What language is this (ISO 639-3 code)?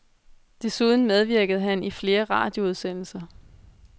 dan